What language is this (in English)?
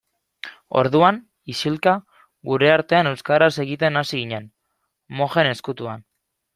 Basque